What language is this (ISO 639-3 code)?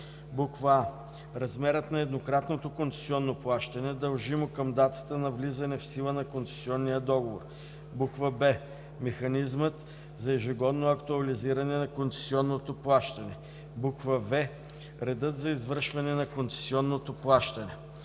bul